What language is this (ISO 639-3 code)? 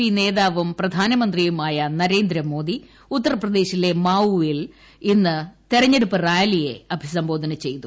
mal